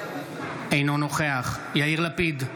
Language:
Hebrew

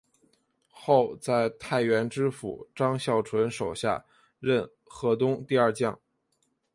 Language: Chinese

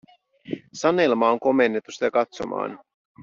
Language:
Finnish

